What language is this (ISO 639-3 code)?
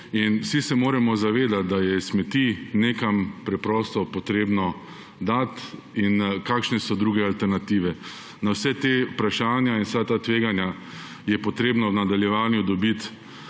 slv